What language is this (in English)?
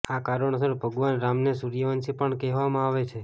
Gujarati